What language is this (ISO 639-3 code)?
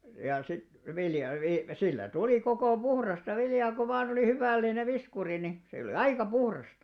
fin